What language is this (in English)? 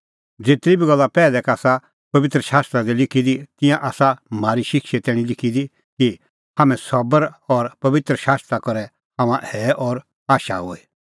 Kullu Pahari